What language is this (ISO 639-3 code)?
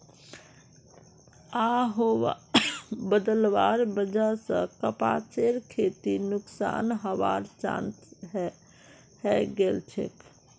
mag